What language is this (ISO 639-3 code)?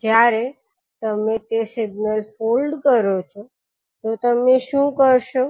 guj